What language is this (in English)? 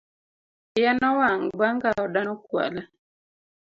Luo (Kenya and Tanzania)